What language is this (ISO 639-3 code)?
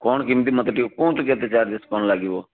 ori